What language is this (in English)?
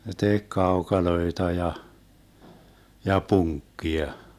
Finnish